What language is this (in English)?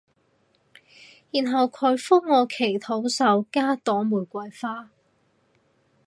Cantonese